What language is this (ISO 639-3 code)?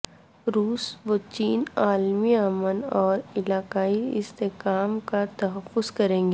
urd